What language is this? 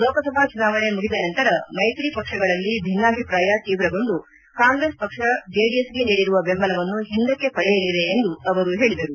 Kannada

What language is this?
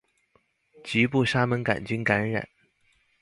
Chinese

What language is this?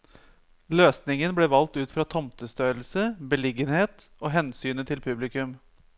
Norwegian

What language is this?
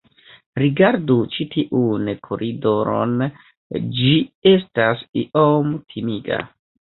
Esperanto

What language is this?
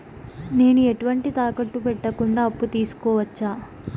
Telugu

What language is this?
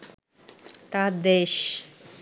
Bangla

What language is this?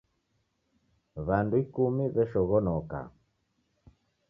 Taita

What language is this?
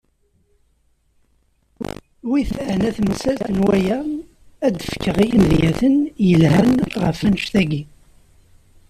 Kabyle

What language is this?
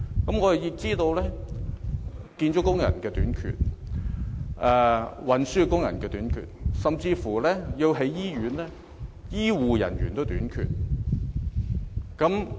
Cantonese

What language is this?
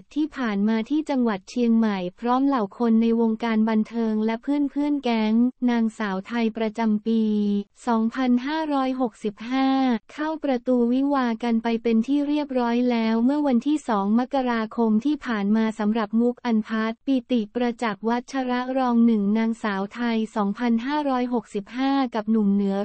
Thai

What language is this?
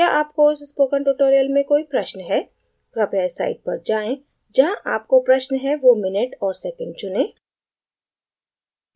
Hindi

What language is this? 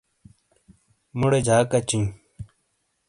Shina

